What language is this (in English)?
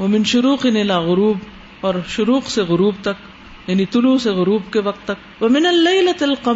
Urdu